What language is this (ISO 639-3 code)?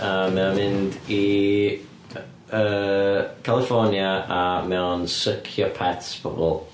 cym